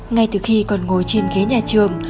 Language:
Vietnamese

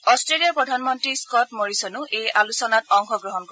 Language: Assamese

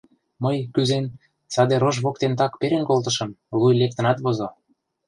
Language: Mari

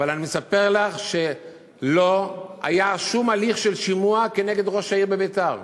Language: Hebrew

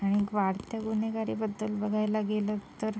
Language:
Marathi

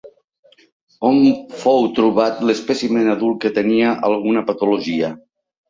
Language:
Catalan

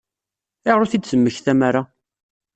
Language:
Kabyle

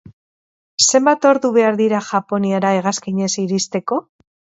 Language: Basque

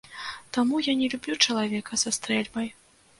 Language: Belarusian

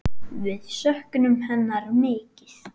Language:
Icelandic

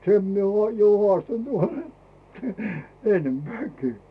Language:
Finnish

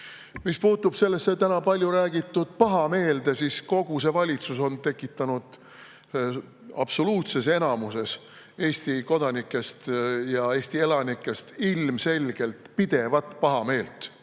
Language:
Estonian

